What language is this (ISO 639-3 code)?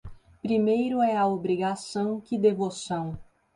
por